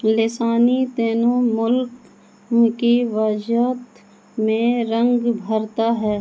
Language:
Urdu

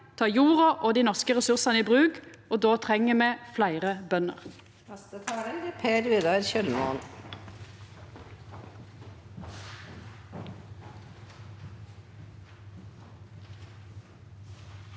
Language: Norwegian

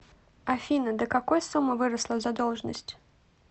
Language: Russian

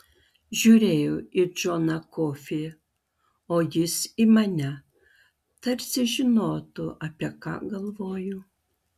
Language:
Lithuanian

